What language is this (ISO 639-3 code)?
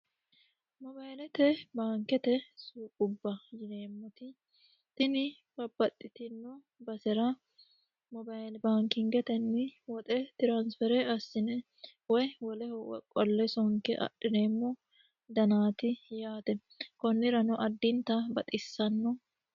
sid